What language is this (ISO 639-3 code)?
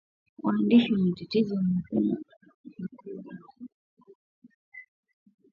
swa